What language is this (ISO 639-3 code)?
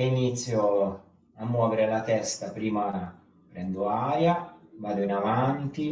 ita